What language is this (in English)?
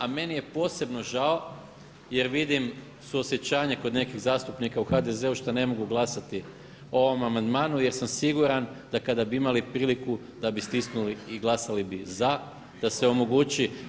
Croatian